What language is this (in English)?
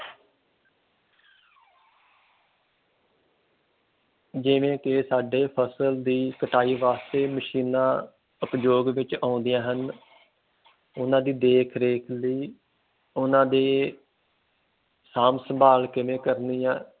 Punjabi